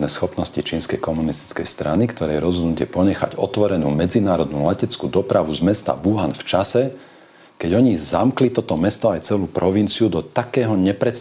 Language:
Slovak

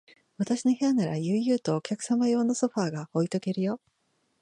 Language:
Japanese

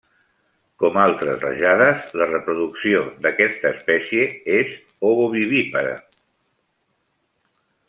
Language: Catalan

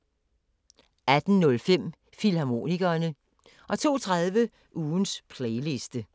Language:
Danish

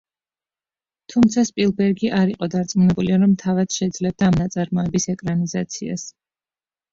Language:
Georgian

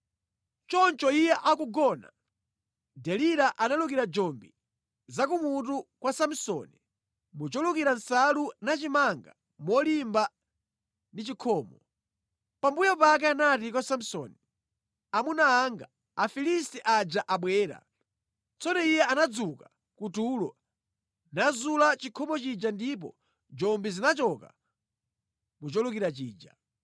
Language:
Nyanja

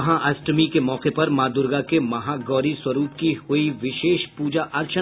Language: Hindi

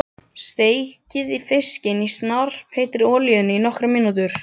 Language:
Icelandic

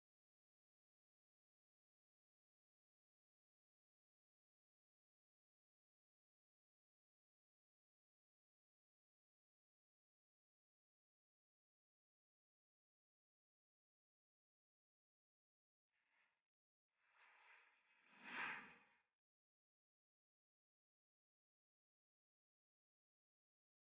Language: Indonesian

